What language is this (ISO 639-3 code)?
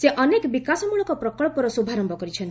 ori